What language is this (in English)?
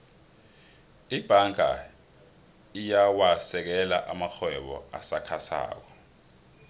South Ndebele